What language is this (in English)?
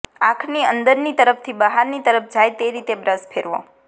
Gujarati